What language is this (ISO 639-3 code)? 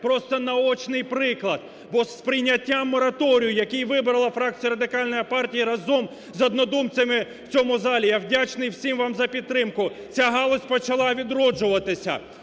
ukr